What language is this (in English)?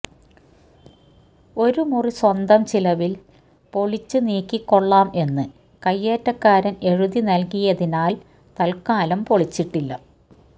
Malayalam